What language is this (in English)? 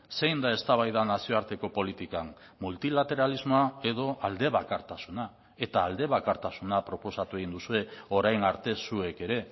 Basque